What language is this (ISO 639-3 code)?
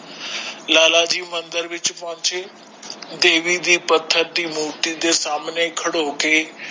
pan